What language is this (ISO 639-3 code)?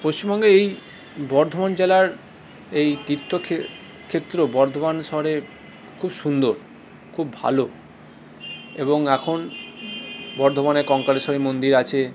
ben